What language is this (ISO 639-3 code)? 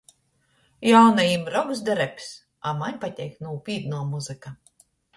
ltg